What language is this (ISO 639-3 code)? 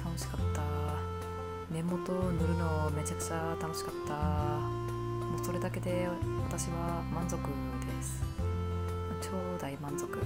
jpn